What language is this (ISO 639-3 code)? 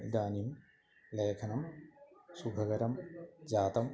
san